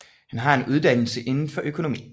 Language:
Danish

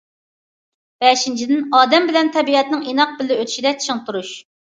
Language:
Uyghur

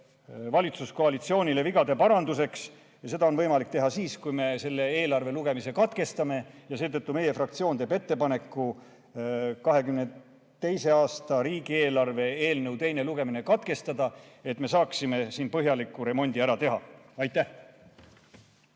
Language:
Estonian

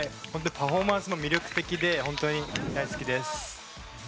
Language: Japanese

